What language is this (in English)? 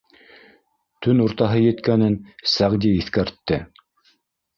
Bashkir